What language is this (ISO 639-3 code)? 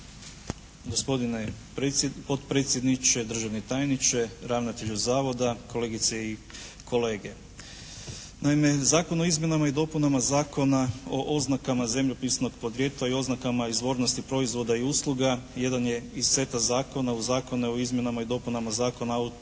hrv